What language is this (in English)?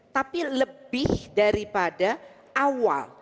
Indonesian